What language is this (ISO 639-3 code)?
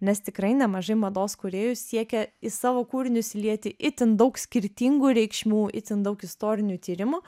lit